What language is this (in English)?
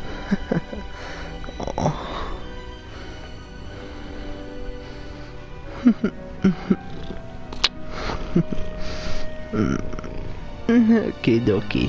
English